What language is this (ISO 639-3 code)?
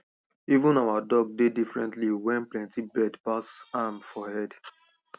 pcm